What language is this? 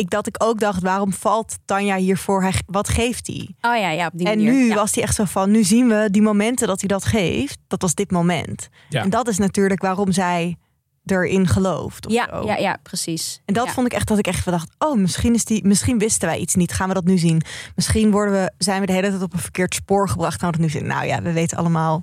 Dutch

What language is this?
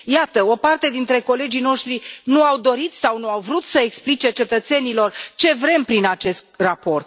Romanian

